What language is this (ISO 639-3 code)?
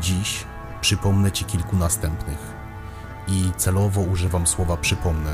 pol